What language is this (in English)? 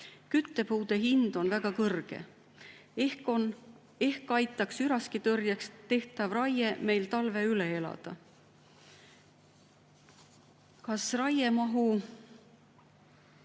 Estonian